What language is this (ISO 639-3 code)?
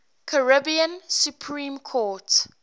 eng